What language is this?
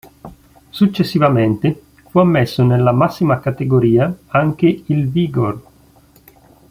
Italian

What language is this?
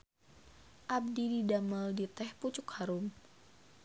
Sundanese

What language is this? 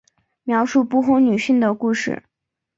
Chinese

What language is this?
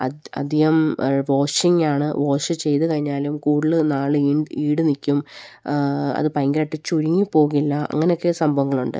Malayalam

